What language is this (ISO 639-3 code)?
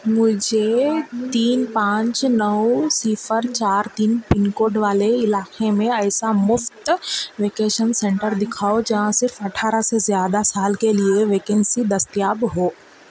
urd